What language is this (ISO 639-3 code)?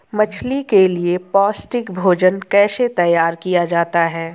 hin